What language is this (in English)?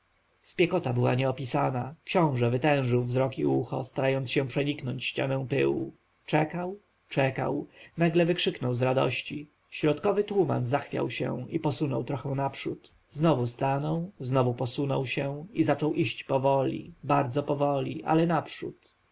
Polish